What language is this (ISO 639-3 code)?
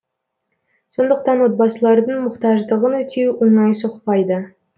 kaz